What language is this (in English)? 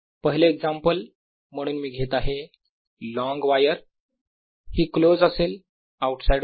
Marathi